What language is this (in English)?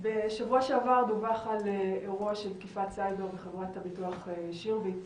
Hebrew